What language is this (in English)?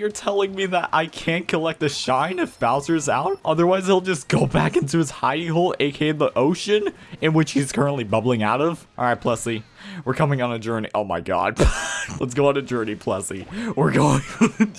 English